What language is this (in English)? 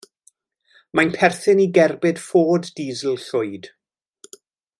Welsh